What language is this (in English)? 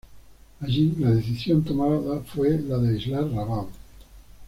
Spanish